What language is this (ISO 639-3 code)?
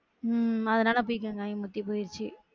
tam